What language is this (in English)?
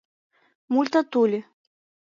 Mari